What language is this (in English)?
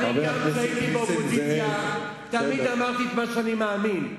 Hebrew